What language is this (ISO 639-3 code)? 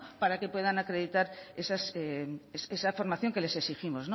spa